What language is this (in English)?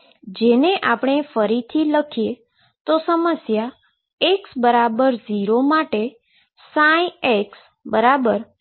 Gujarati